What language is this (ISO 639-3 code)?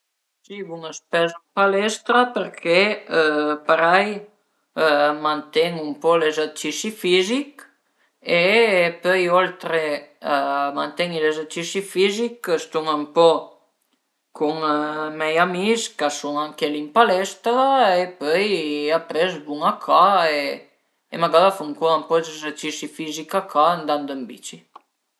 pms